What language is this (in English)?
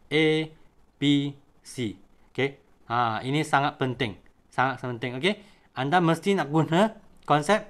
Malay